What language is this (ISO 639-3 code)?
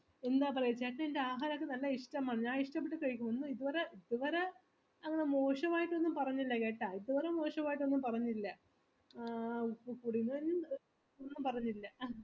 mal